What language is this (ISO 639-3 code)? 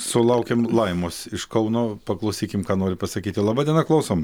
lit